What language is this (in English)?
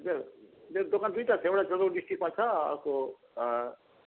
Nepali